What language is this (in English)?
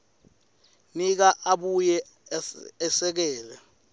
Swati